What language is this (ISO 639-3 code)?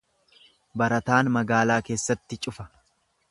orm